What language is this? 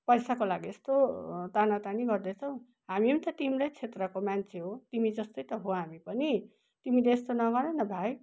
Nepali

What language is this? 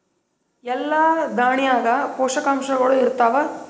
Kannada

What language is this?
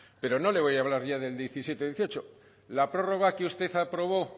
Spanish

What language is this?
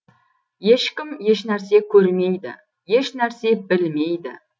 Kazakh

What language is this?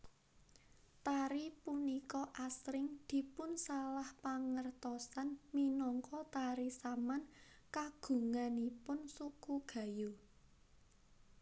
Javanese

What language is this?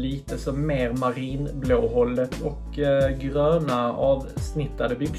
Swedish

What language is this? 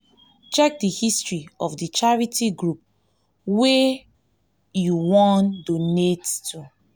Nigerian Pidgin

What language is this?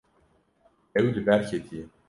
Kurdish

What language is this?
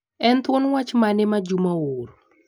Luo (Kenya and Tanzania)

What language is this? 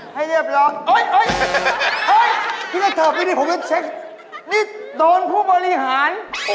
Thai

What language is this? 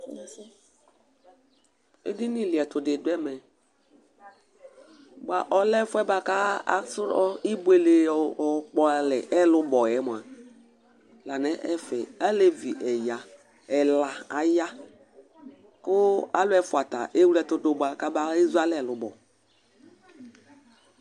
Ikposo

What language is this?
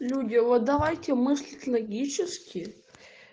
Russian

